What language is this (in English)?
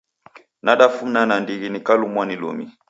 Taita